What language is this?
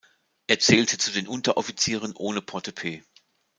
German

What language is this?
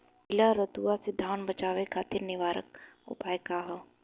Bhojpuri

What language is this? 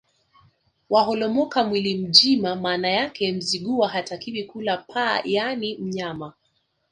Swahili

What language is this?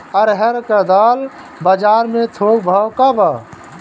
Bhojpuri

